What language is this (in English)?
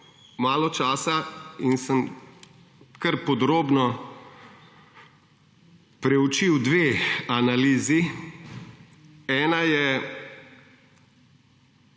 Slovenian